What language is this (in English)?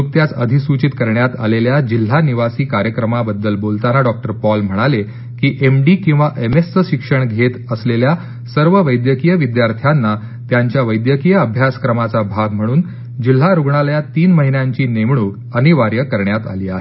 Marathi